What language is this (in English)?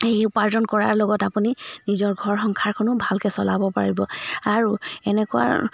Assamese